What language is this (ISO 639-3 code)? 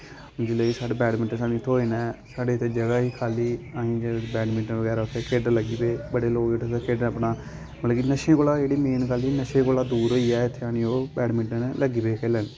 doi